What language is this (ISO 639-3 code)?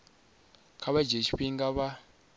ven